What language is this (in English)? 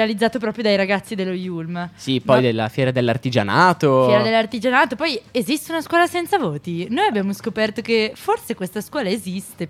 Italian